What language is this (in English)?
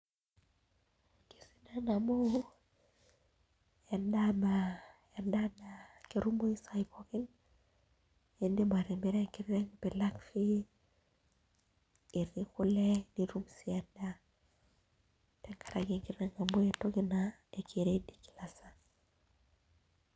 Masai